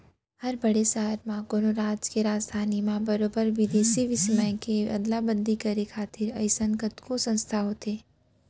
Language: Chhattisgarhi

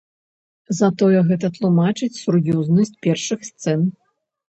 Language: Belarusian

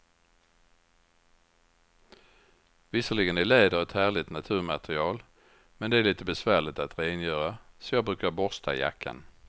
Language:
Swedish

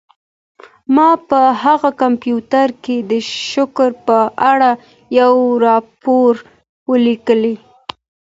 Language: Pashto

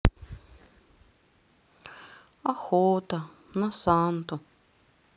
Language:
Russian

